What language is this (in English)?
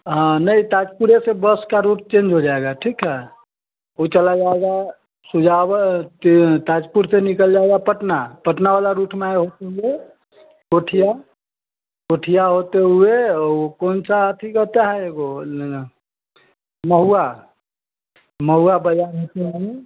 Hindi